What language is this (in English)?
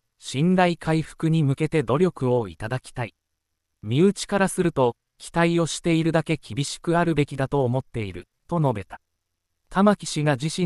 Japanese